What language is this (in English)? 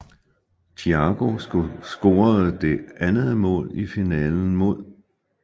Danish